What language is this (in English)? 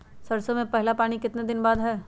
Magahi